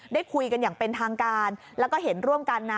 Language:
Thai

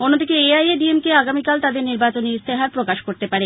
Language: Bangla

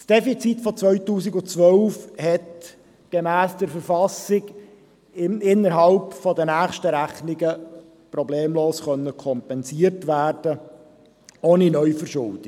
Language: Swiss German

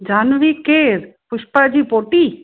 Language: Sindhi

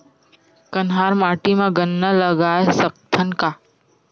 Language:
Chhattisgarhi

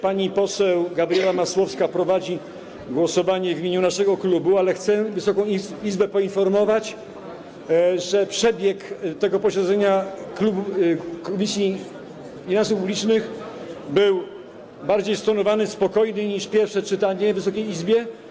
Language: Polish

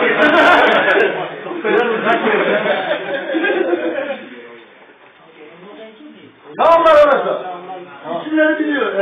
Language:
Turkish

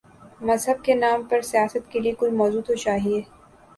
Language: Urdu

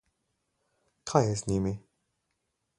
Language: Slovenian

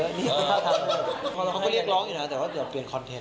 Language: Thai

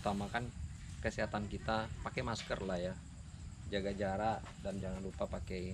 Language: Indonesian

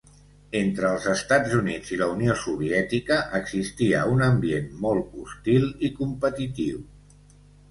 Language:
Catalan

